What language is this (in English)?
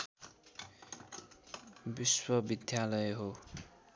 Nepali